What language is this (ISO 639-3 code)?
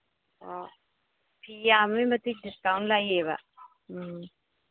mni